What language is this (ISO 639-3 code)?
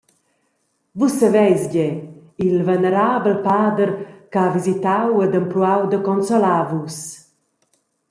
roh